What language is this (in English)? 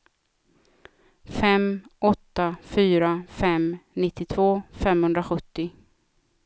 Swedish